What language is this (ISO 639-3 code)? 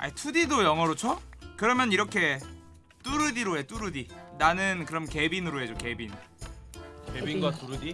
kor